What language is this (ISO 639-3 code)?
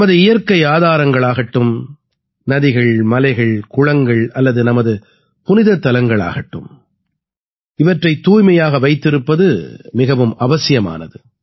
tam